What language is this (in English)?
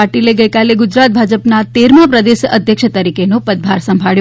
Gujarati